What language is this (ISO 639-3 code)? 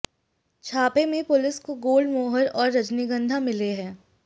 hin